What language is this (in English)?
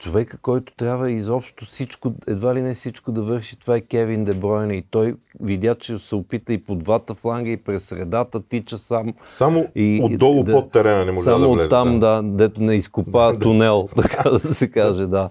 Bulgarian